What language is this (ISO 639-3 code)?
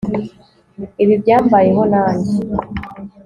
kin